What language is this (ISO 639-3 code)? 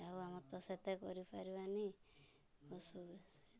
ori